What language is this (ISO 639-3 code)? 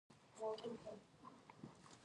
pus